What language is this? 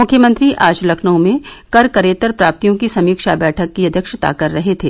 Hindi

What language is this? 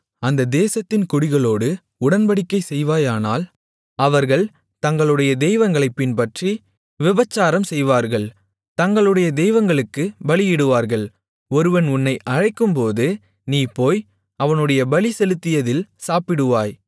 Tamil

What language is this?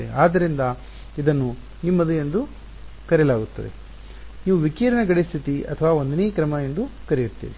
Kannada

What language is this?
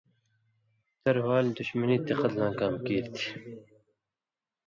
Indus Kohistani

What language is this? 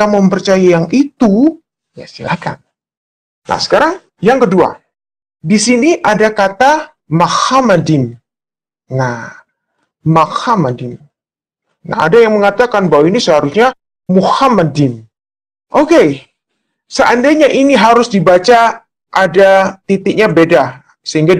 Indonesian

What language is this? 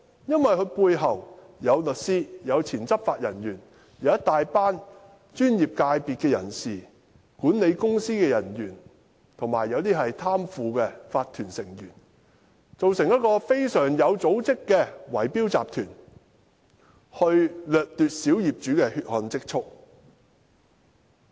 Cantonese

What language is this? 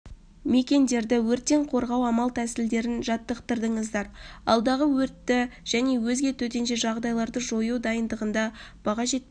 Kazakh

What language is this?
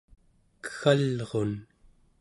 Central Yupik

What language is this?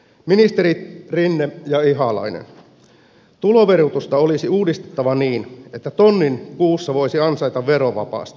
Finnish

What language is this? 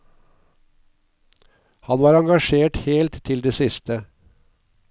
Norwegian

